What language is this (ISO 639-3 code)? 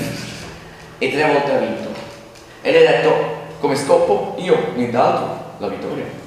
ita